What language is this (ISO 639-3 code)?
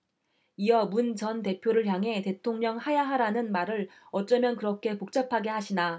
kor